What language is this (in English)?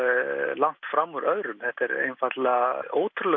Icelandic